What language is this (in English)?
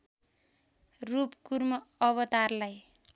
Nepali